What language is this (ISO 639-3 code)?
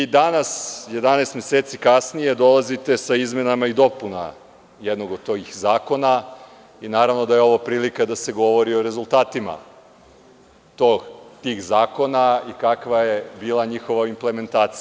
srp